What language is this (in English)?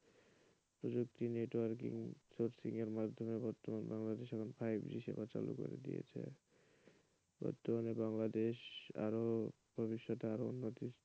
Bangla